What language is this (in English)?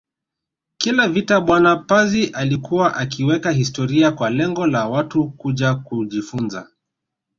Swahili